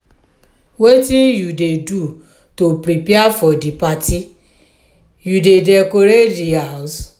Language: Nigerian Pidgin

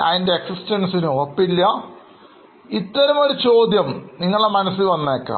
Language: Malayalam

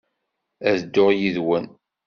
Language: Kabyle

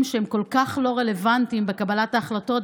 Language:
Hebrew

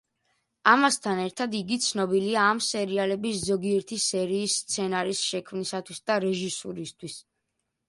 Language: Georgian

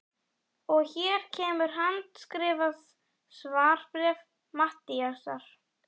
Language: Icelandic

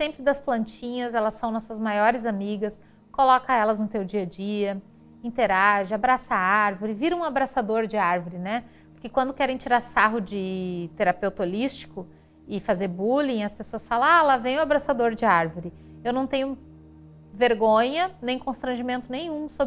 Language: Portuguese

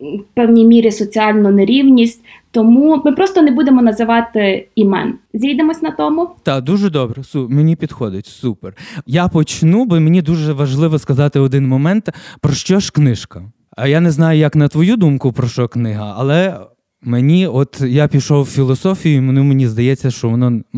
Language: Ukrainian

